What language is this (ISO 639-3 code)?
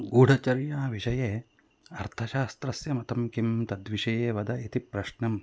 san